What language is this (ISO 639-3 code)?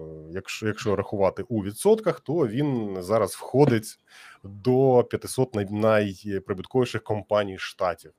ukr